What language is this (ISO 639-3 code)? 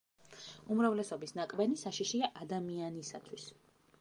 kat